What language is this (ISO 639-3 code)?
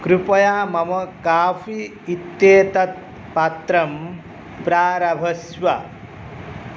san